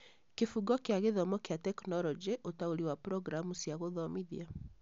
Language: Kikuyu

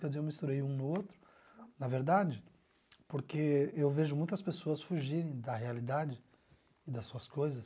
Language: Portuguese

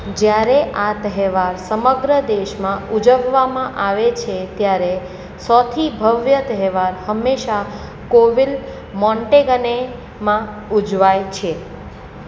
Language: Gujarati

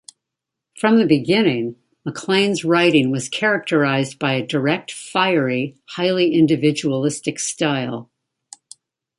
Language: English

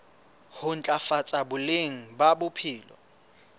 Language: Southern Sotho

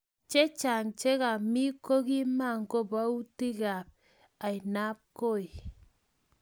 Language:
Kalenjin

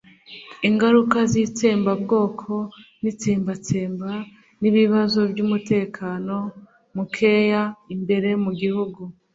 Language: Kinyarwanda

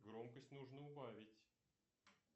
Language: Russian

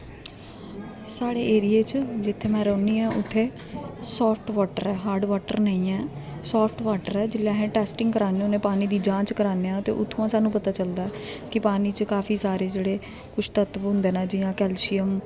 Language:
Dogri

